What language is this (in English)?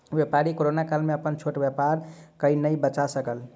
Maithili